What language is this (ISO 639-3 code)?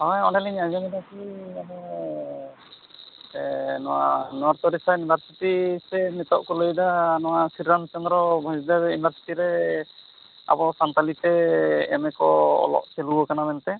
sat